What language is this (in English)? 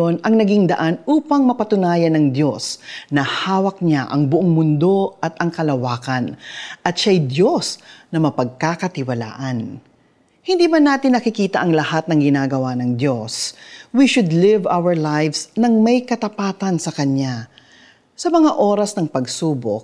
Filipino